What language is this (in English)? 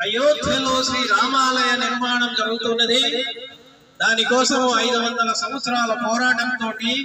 Thai